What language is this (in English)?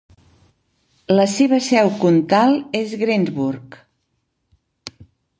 Catalan